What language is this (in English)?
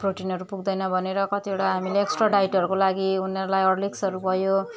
Nepali